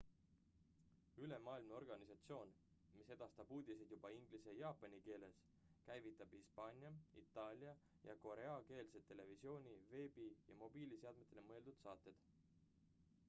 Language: Estonian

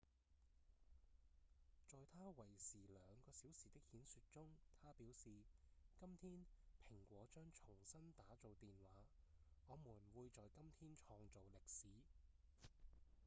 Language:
Cantonese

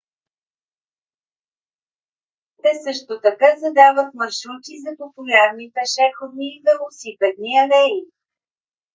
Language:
Bulgarian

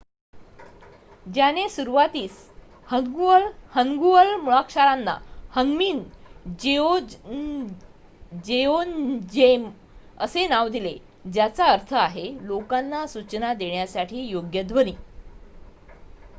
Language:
Marathi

